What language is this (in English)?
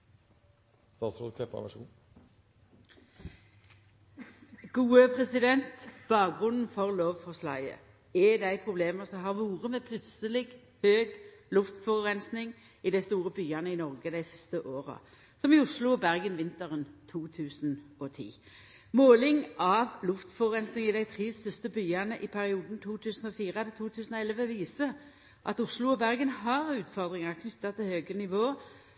Norwegian Nynorsk